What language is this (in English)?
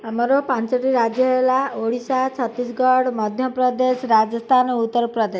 Odia